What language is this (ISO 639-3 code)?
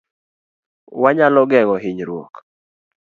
luo